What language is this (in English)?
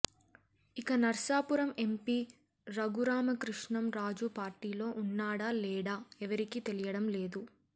Telugu